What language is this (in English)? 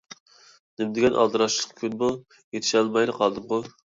Uyghur